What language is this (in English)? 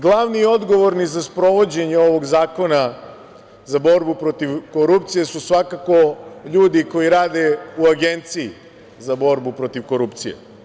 Serbian